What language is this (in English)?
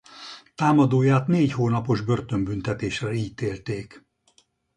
Hungarian